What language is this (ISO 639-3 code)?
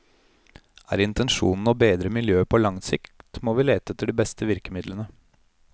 nor